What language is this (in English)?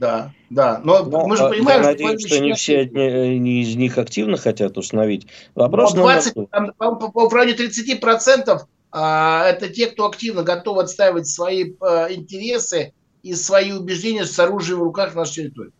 Russian